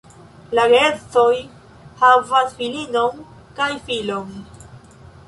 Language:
Esperanto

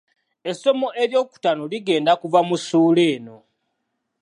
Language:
Ganda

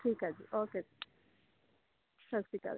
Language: Punjabi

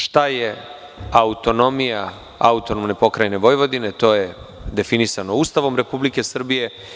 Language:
Serbian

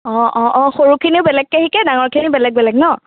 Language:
Assamese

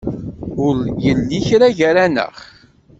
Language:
Kabyle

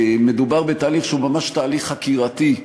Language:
Hebrew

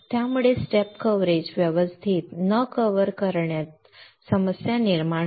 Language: Marathi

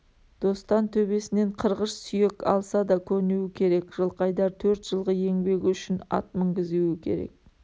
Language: Kazakh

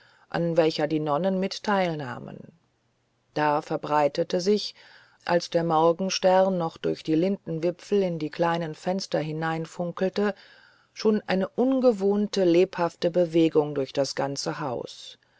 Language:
German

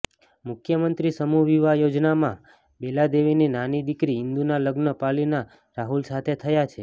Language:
Gujarati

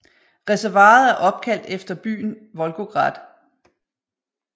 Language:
Danish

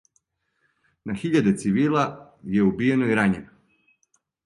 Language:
Serbian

